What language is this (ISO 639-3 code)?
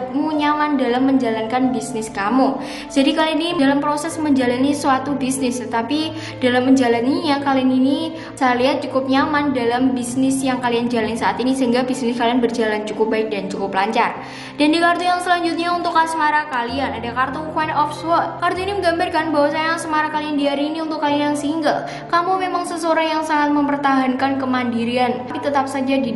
ind